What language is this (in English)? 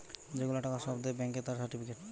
Bangla